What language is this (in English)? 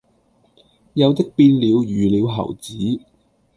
Cantonese